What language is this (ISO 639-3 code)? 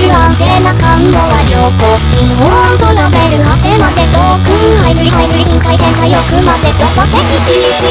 tha